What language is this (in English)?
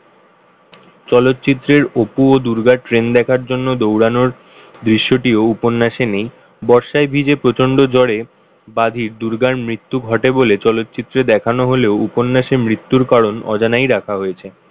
Bangla